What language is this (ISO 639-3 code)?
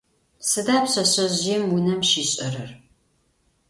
ady